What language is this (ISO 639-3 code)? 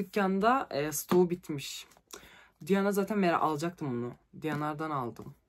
tur